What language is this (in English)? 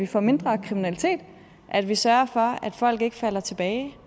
Danish